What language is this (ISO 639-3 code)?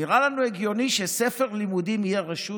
heb